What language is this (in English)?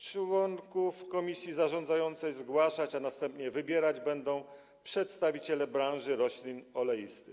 Polish